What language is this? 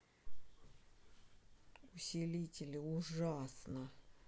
Russian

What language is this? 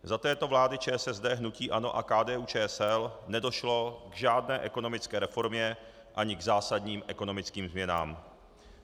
Czech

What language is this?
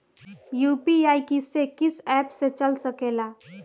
Bhojpuri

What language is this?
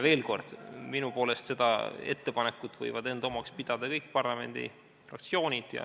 Estonian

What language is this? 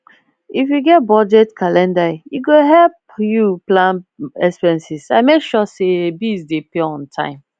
Nigerian Pidgin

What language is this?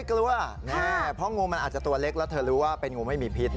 Thai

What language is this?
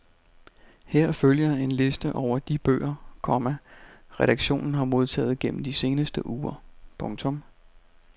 Danish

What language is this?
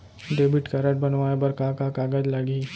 Chhattisgarhi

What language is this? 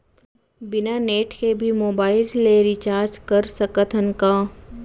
Chhattisgarhi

